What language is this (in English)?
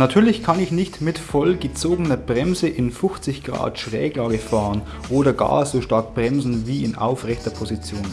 German